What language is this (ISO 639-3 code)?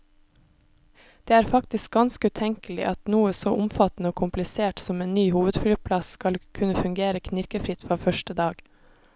nor